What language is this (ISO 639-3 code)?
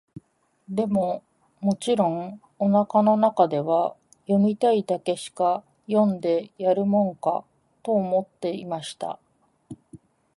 jpn